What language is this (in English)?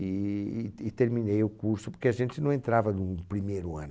Portuguese